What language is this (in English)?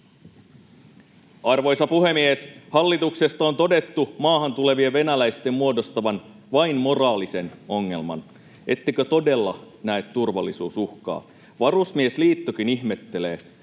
Finnish